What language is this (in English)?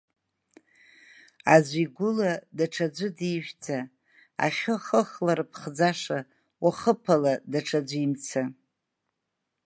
Abkhazian